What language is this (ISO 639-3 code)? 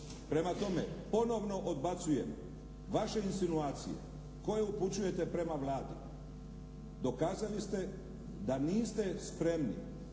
hrv